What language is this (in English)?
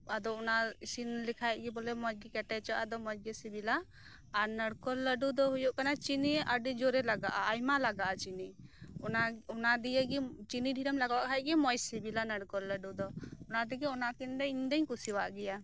Santali